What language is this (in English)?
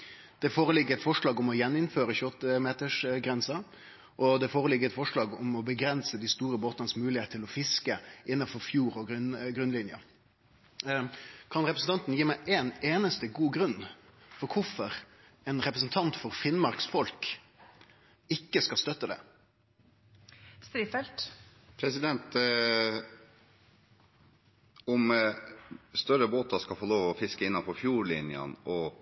Norwegian